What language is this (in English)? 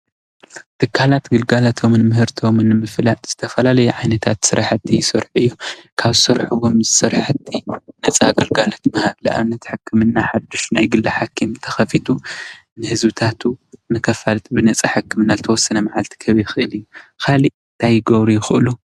Tigrinya